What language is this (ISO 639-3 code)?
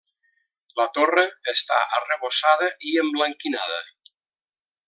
cat